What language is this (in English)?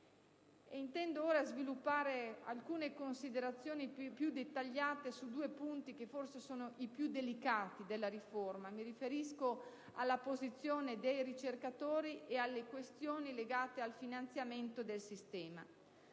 Italian